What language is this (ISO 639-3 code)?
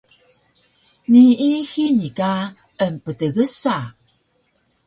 trv